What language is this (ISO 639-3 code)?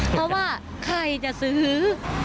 tha